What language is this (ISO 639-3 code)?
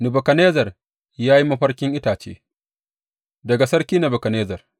hau